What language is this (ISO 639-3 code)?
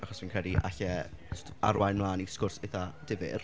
cym